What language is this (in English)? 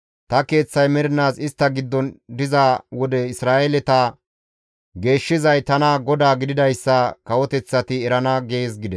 Gamo